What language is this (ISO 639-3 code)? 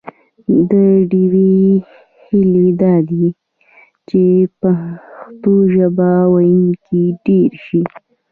pus